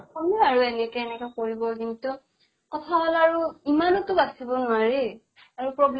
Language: Assamese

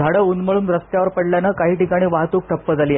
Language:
Marathi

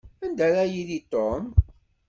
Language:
Kabyle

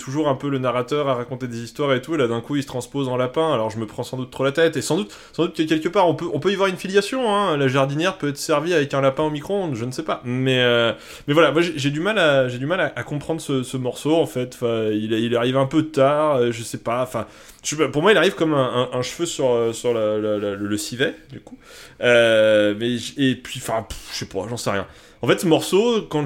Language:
French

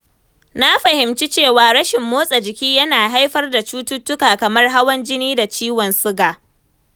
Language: Hausa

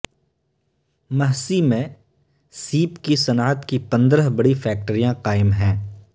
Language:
Urdu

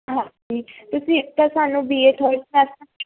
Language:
Punjabi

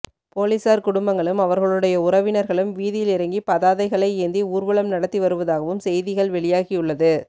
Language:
Tamil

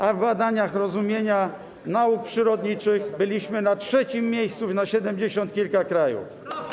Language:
Polish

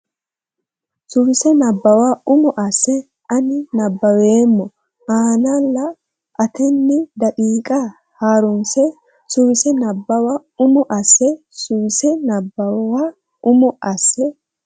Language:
Sidamo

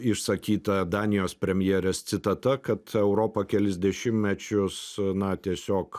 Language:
Lithuanian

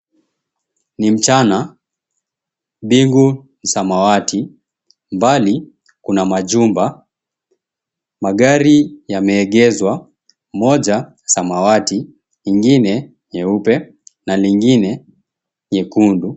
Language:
Swahili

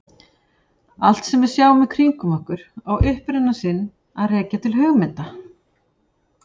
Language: Icelandic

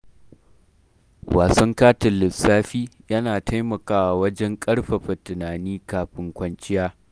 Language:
Hausa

